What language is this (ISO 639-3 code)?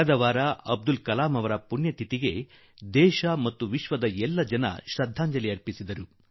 kan